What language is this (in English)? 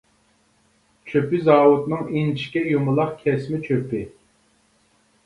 Uyghur